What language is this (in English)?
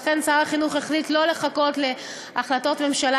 Hebrew